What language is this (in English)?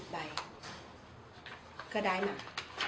Thai